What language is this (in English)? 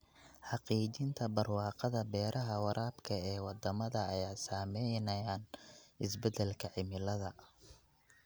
Somali